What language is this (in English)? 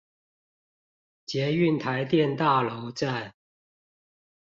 Chinese